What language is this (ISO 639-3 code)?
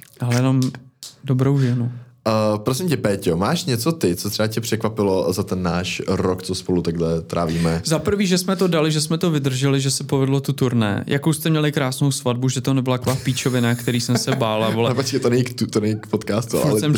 ces